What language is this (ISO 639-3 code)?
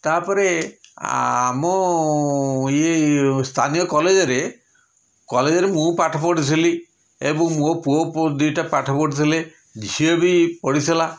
ori